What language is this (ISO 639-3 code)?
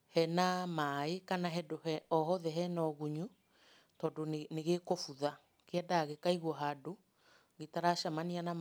kik